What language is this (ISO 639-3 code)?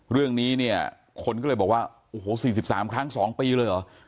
tha